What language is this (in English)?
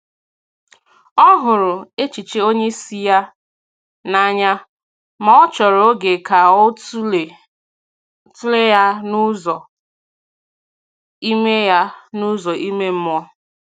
Igbo